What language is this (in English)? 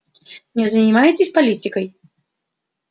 Russian